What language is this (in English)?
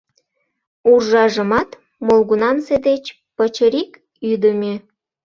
Mari